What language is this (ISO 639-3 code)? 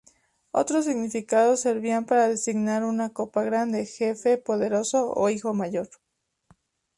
spa